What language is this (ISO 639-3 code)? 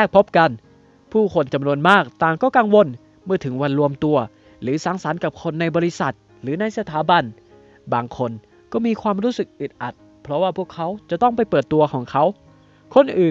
tha